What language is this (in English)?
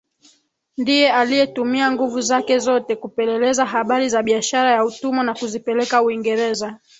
Swahili